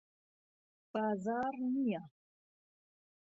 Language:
Central Kurdish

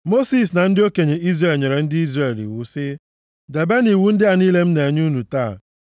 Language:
Igbo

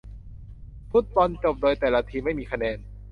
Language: Thai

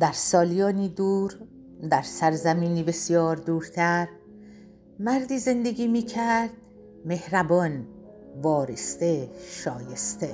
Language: Persian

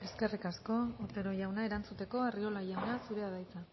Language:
Basque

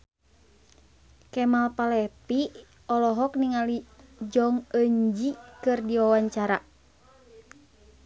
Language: Sundanese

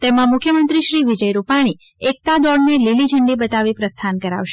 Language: Gujarati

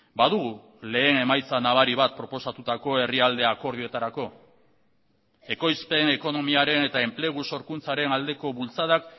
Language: Basque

